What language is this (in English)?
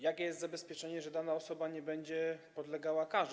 Polish